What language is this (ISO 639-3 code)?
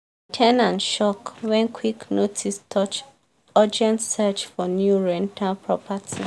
pcm